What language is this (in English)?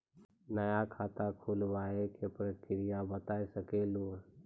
Maithili